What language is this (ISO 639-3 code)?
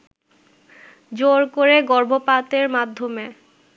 ben